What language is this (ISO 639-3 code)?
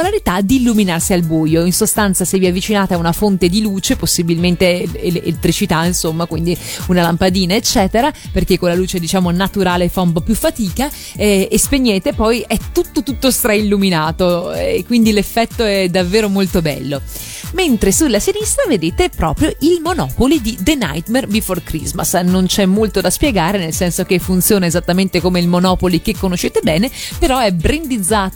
ita